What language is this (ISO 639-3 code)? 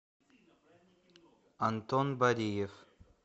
rus